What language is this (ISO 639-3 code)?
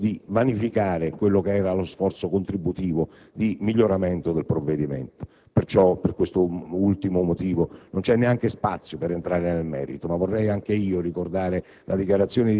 ita